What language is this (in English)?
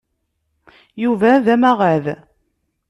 Kabyle